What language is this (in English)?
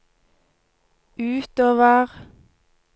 Norwegian